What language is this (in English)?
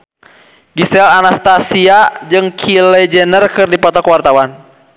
Sundanese